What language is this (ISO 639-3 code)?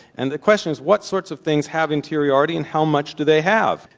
eng